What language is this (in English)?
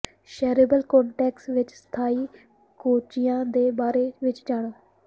Punjabi